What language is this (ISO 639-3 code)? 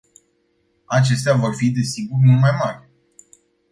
ron